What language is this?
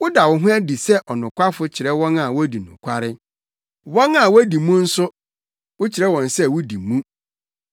Akan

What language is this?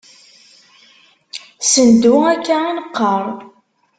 Kabyle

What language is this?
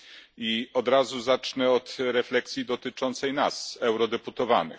Polish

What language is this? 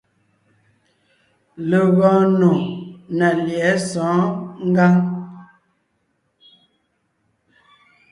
Ngiemboon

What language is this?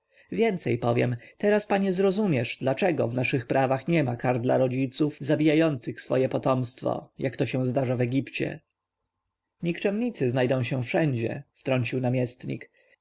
Polish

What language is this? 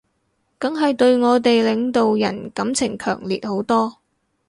Cantonese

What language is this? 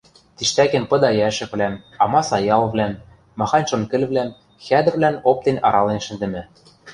Western Mari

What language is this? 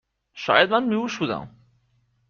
Persian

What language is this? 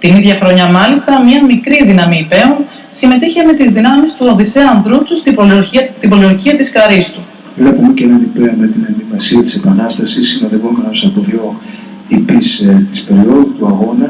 Greek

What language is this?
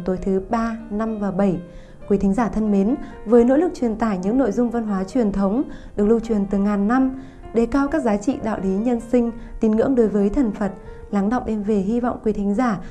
Vietnamese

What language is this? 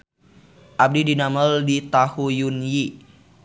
Sundanese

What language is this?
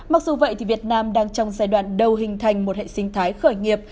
Vietnamese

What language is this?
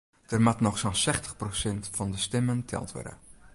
Western Frisian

